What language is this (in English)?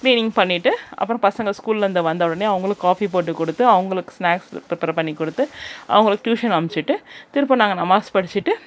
Tamil